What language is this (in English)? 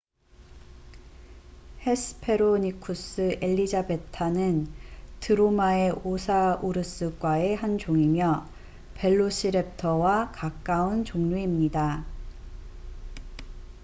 Korean